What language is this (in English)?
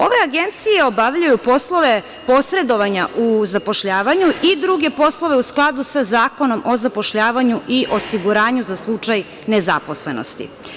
Serbian